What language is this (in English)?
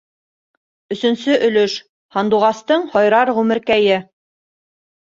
Bashkir